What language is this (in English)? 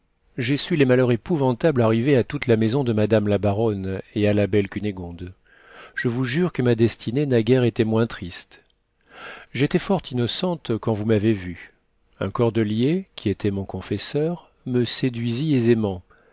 French